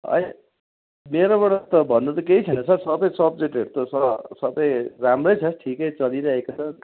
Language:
Nepali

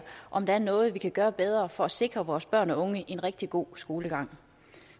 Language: Danish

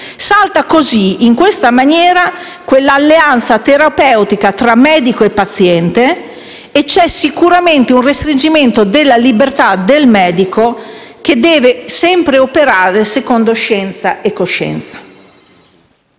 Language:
Italian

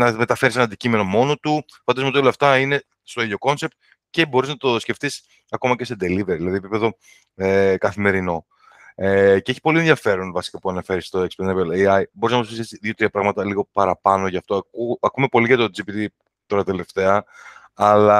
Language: Greek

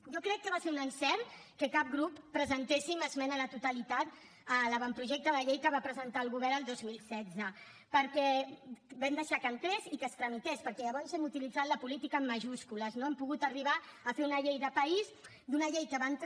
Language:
Catalan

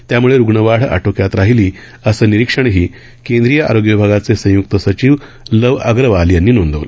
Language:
Marathi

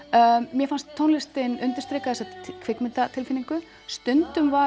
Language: Icelandic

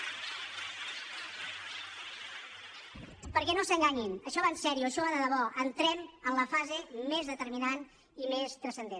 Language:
Catalan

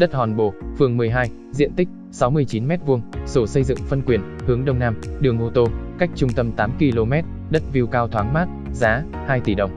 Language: Vietnamese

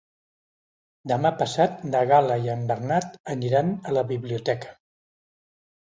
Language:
Catalan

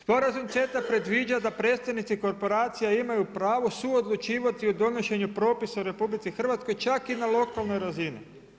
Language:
Croatian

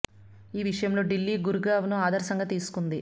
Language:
Telugu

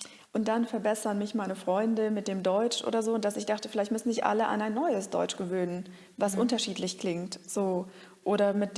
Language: German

